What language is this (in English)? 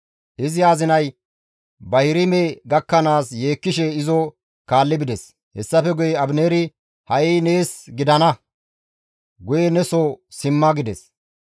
Gamo